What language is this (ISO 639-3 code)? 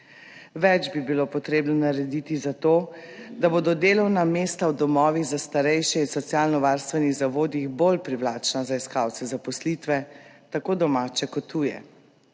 slv